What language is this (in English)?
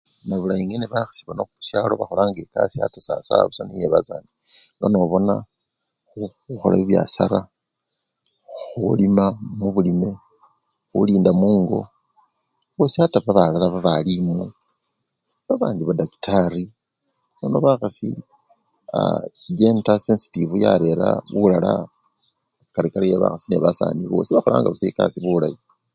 Luyia